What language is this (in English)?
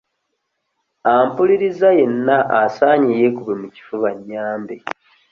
Ganda